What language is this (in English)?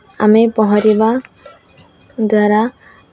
Odia